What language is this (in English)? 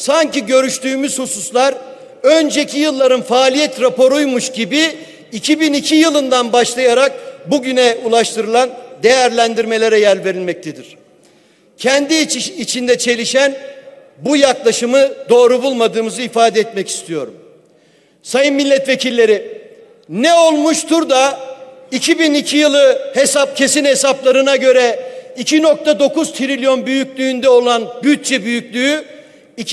Turkish